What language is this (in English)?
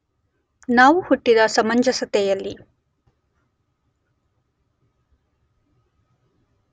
Kannada